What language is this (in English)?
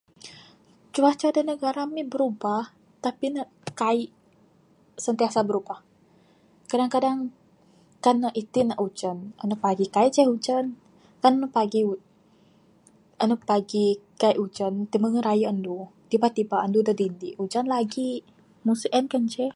Bukar-Sadung Bidayuh